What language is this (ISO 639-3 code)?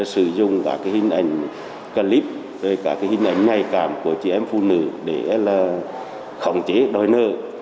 vie